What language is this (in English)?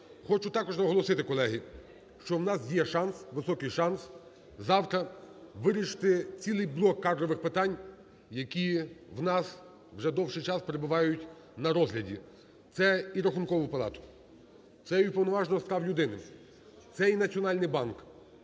Ukrainian